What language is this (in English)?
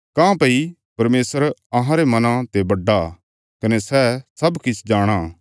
Bilaspuri